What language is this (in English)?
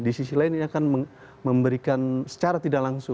Indonesian